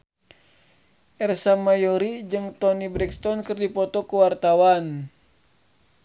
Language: Sundanese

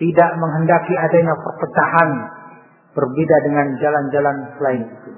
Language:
Indonesian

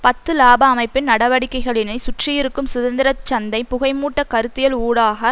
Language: Tamil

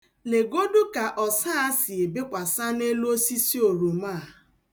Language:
Igbo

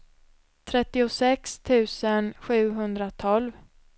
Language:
Swedish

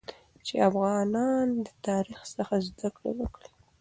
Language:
Pashto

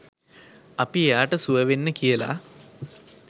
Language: Sinhala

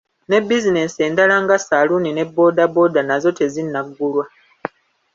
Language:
Ganda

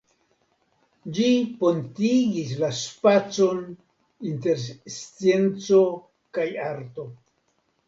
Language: Esperanto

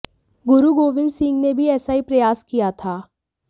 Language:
Hindi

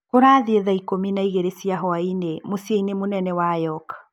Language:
Kikuyu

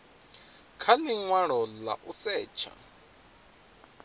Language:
Venda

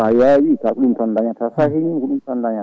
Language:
Fula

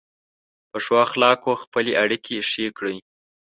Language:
Pashto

